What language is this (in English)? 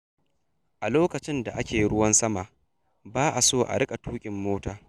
Hausa